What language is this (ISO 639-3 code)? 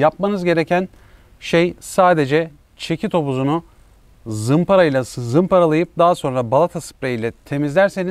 tur